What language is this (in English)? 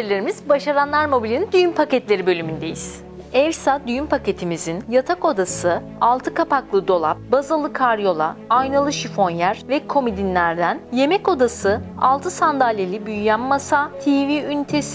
Turkish